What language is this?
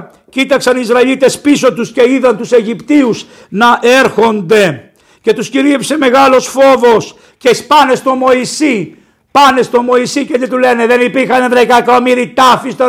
Greek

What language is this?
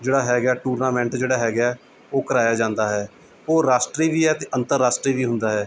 Punjabi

